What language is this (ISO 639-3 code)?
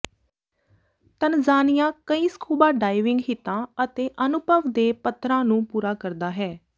pan